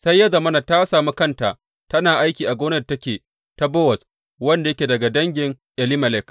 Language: Hausa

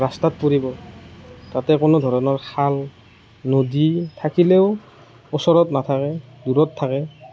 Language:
Assamese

